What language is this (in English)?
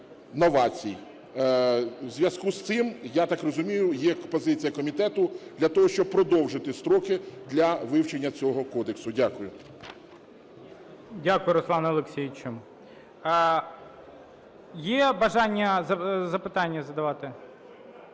Ukrainian